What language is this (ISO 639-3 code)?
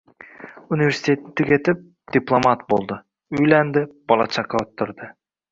uzb